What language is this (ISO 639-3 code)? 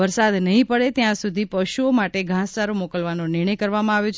guj